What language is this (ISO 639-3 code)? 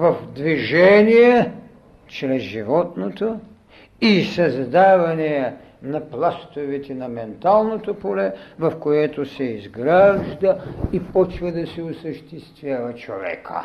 bul